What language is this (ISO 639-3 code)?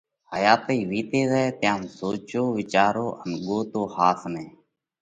kvx